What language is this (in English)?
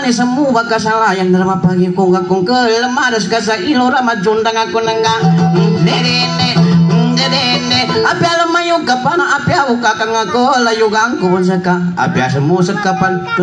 Indonesian